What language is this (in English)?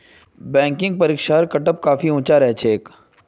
Magahi